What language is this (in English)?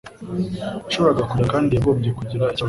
Kinyarwanda